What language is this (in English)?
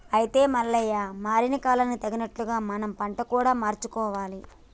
Telugu